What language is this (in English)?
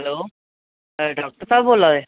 Dogri